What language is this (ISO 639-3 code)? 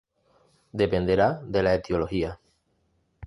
spa